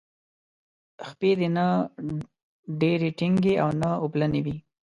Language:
Pashto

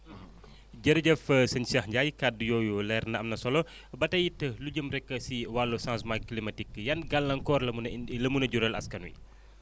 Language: Wolof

